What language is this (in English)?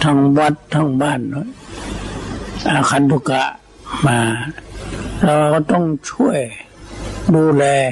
Thai